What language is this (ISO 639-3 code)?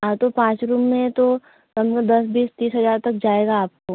hin